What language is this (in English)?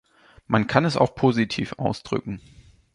German